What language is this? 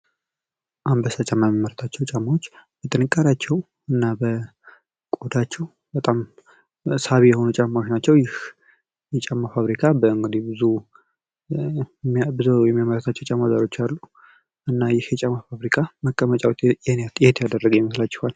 Amharic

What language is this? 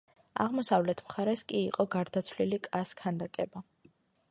Georgian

